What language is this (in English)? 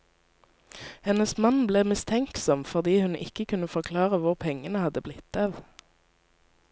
Norwegian